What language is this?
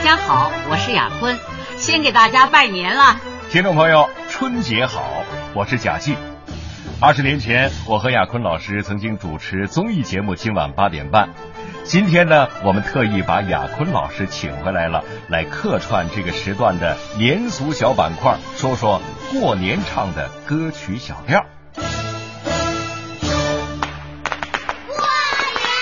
Chinese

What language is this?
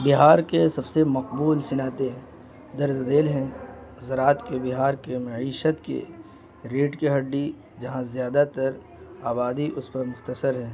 Urdu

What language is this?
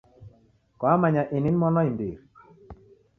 Taita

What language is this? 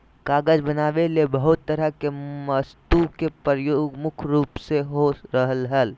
Magahi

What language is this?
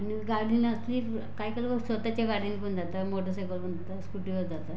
Marathi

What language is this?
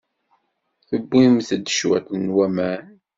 Kabyle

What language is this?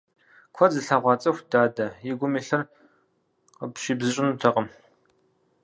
Kabardian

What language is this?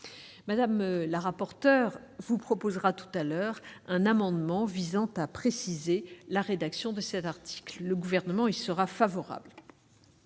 French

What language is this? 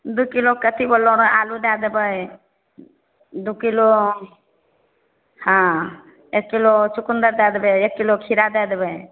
Maithili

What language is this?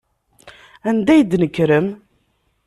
Kabyle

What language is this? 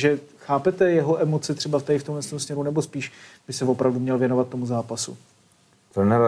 Czech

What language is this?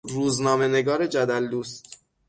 Persian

